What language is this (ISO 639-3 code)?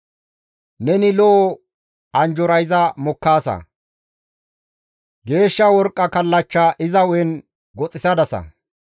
gmv